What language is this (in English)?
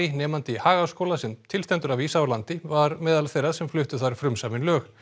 Icelandic